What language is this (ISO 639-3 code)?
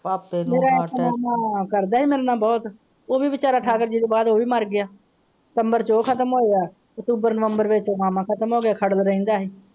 pan